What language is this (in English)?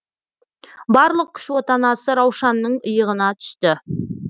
Kazakh